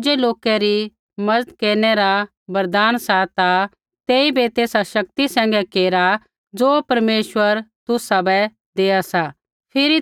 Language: Kullu Pahari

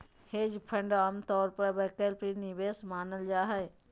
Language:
Magahi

